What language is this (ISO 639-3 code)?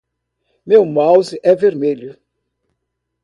por